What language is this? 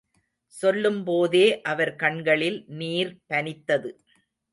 Tamil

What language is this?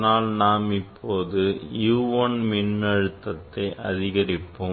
Tamil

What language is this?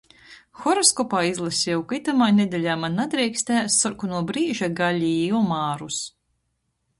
Latgalian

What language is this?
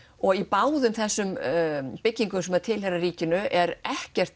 Icelandic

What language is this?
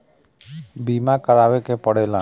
Bhojpuri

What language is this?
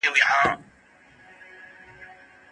Pashto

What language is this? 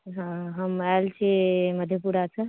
Maithili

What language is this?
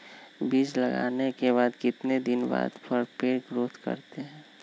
Magahi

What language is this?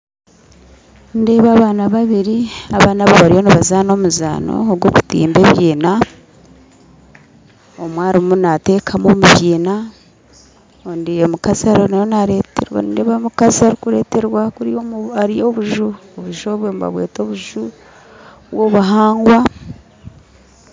Nyankole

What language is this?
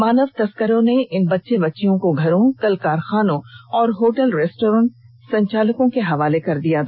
Hindi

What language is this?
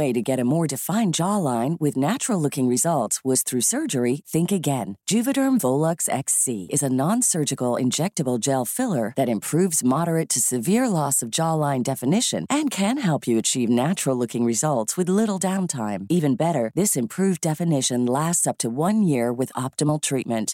Swedish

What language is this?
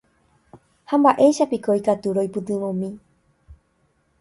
Guarani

